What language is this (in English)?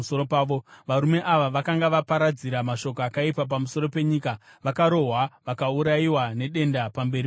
Shona